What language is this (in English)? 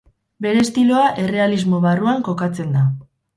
Basque